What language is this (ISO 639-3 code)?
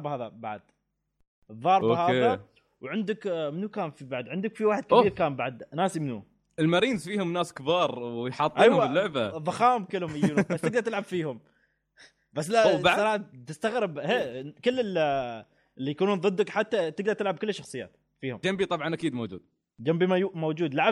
ara